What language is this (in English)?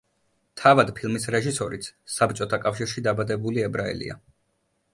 Georgian